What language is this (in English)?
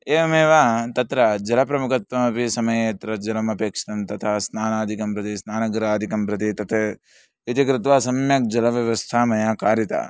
Sanskrit